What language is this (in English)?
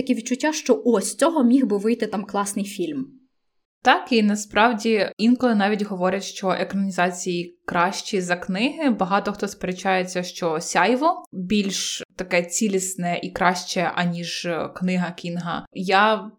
Ukrainian